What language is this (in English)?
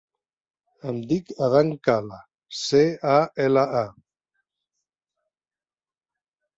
Catalan